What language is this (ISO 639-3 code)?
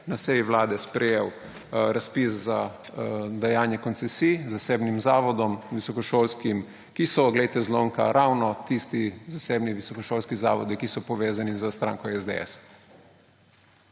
slv